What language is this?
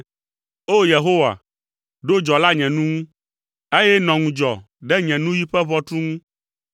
Ewe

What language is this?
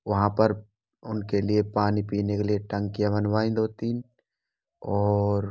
Hindi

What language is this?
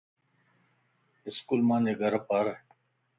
Lasi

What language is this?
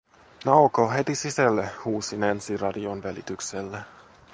Finnish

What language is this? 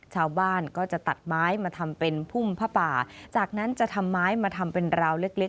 Thai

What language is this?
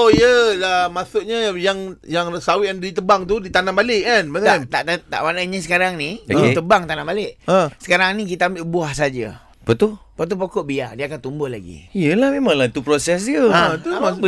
Malay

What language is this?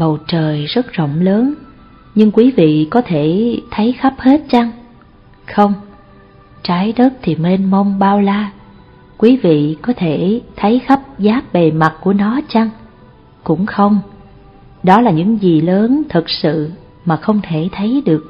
Vietnamese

